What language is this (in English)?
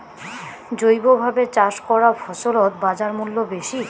Bangla